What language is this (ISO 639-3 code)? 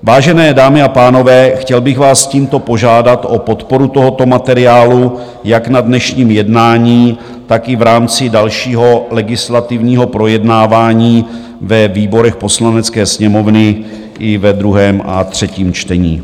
ces